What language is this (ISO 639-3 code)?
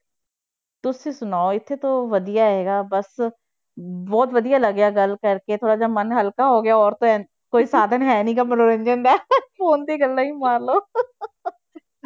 pan